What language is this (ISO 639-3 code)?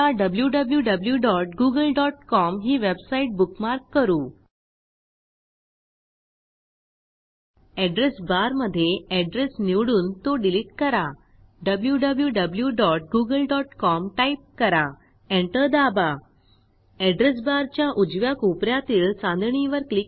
mar